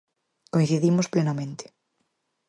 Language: Galician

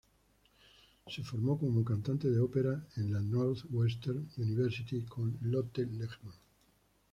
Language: Spanish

